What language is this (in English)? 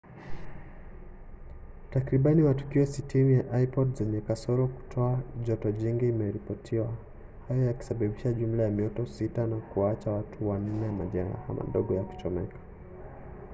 Swahili